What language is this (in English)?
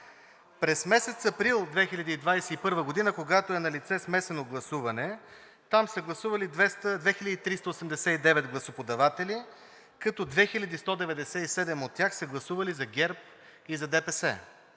Bulgarian